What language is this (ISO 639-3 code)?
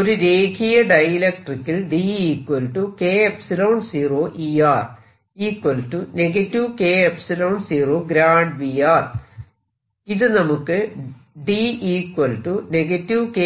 mal